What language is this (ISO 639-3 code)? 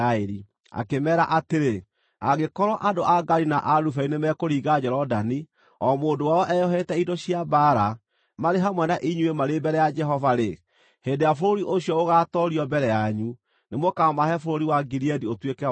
kik